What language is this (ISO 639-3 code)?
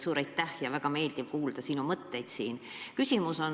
est